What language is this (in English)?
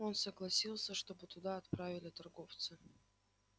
Russian